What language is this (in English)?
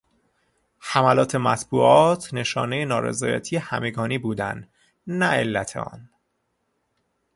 Persian